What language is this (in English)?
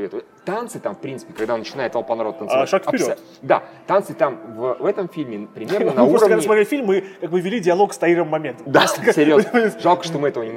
Russian